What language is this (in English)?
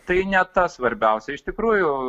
Lithuanian